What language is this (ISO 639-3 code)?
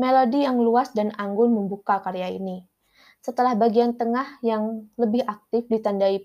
ind